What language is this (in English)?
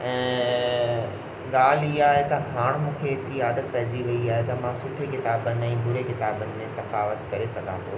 Sindhi